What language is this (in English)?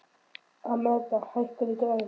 Icelandic